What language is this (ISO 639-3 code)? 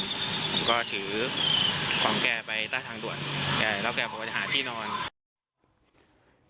tha